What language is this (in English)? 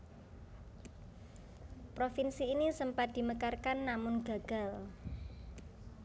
Javanese